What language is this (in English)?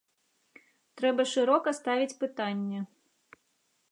Belarusian